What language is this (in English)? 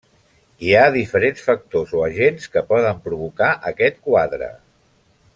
Catalan